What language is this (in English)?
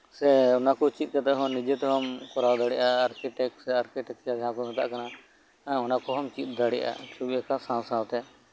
Santali